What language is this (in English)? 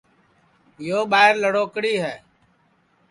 Sansi